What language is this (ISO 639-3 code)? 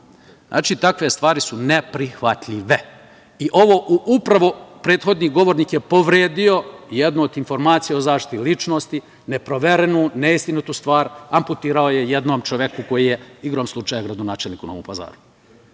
srp